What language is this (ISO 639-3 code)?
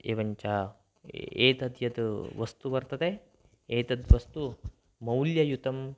san